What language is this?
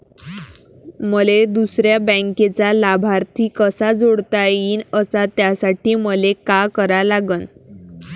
Marathi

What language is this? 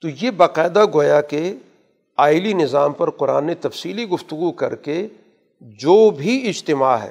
Urdu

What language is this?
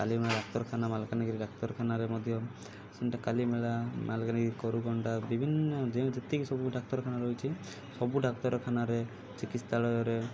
Odia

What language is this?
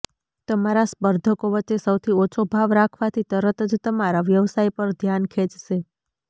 Gujarati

